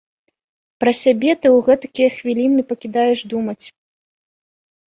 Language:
Belarusian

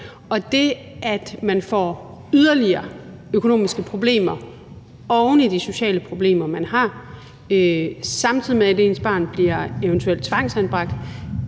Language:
Danish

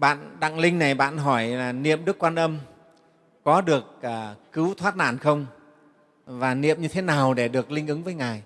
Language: Vietnamese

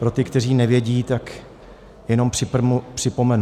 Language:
Czech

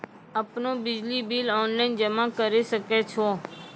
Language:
Maithili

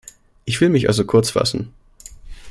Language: German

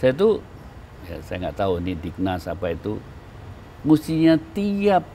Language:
Indonesian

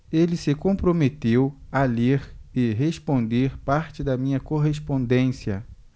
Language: Portuguese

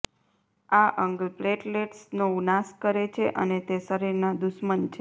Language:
Gujarati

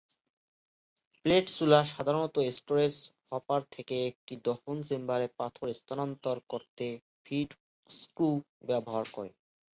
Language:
Bangla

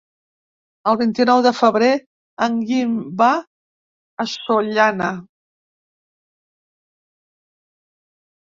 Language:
Catalan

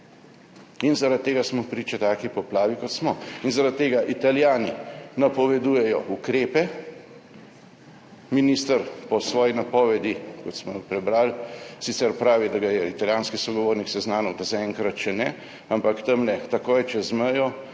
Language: Slovenian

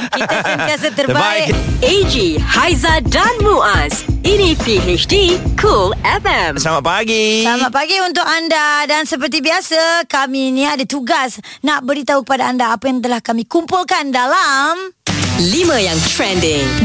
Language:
Malay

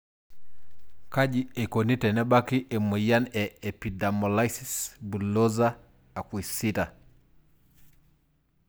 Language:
Masai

